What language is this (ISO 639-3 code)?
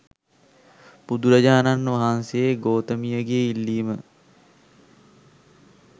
sin